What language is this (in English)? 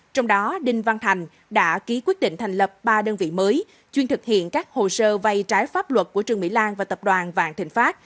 Vietnamese